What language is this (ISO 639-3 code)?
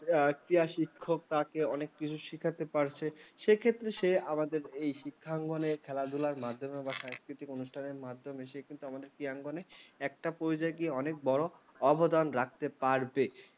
ben